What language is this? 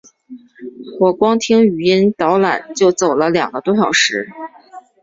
Chinese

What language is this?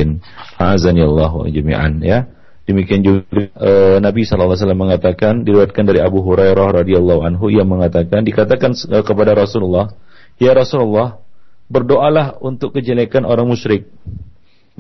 Malay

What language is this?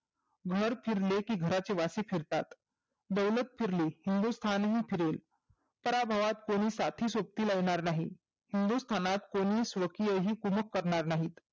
Marathi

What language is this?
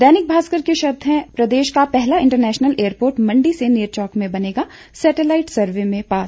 Hindi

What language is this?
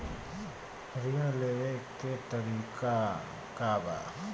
Bhojpuri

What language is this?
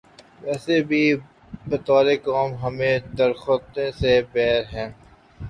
Urdu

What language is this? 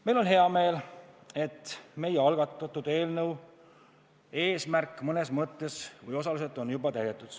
Estonian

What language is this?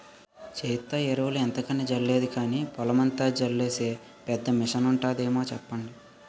Telugu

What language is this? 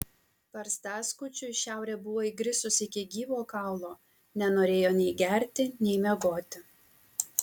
Lithuanian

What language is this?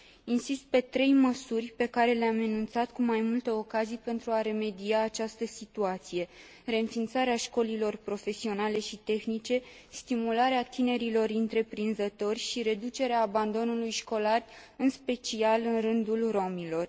Romanian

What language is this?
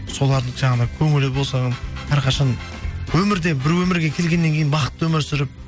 Kazakh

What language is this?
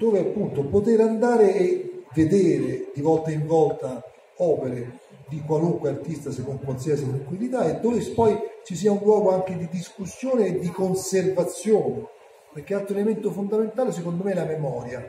Italian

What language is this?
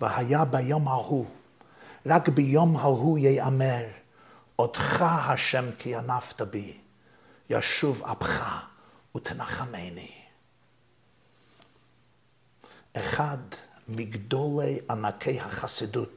Hebrew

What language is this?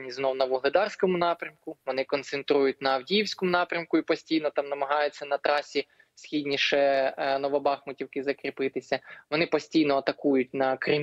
Ukrainian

